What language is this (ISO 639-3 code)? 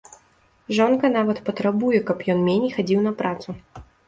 bel